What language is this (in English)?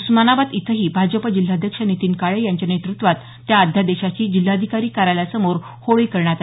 Marathi